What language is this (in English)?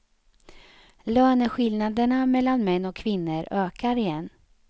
Swedish